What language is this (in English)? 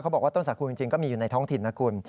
Thai